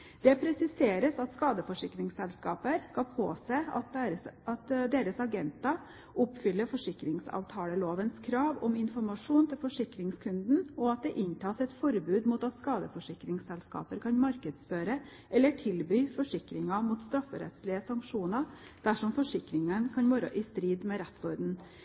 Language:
Norwegian Bokmål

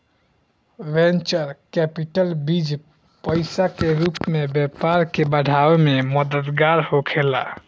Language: Bhojpuri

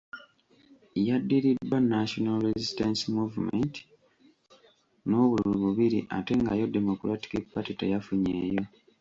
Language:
Ganda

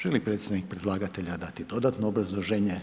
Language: Croatian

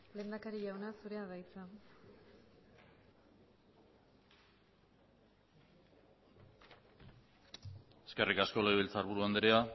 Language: Basque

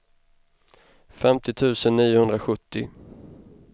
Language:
Swedish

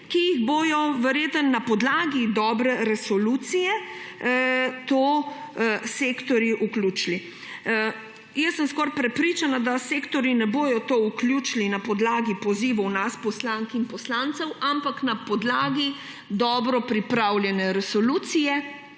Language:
Slovenian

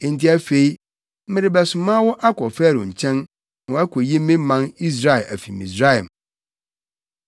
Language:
Akan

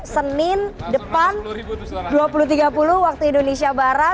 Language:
Indonesian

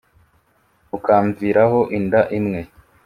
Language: Kinyarwanda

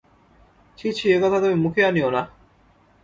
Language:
Bangla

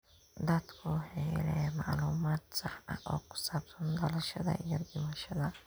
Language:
Somali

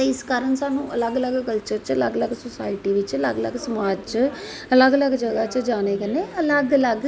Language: Dogri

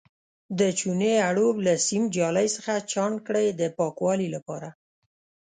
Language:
Pashto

